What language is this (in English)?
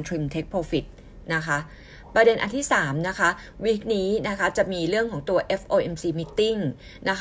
Thai